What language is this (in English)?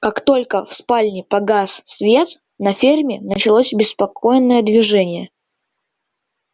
Russian